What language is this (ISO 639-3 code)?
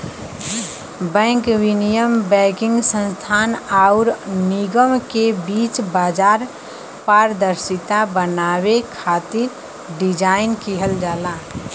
bho